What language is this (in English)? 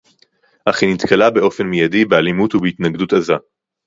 Hebrew